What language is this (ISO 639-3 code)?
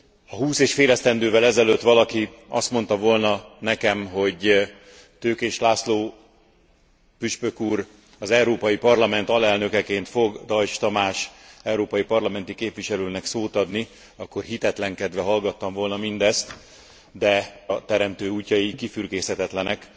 hun